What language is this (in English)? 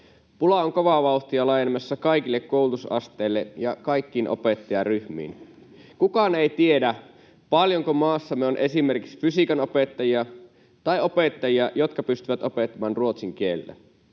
Finnish